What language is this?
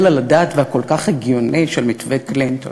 Hebrew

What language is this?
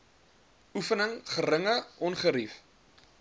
Afrikaans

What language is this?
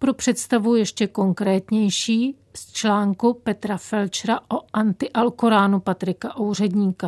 Czech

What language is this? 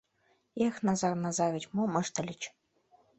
Mari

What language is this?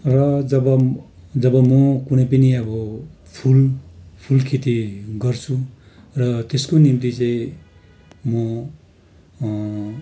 Nepali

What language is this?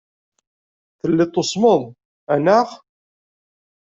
Kabyle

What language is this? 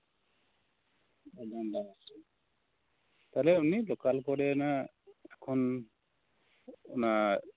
Santali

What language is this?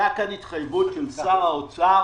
Hebrew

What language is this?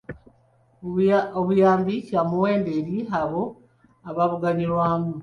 Ganda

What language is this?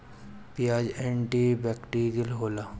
Bhojpuri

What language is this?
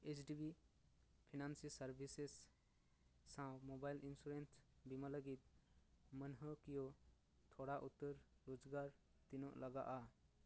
Santali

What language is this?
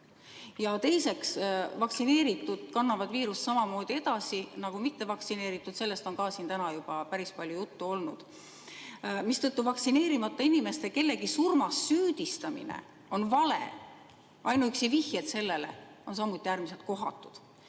Estonian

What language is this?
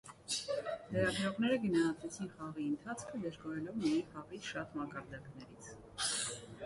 Armenian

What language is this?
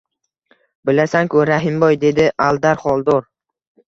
Uzbek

